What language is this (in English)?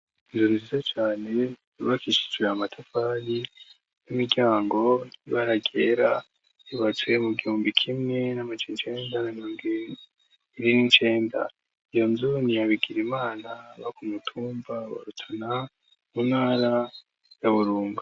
Rundi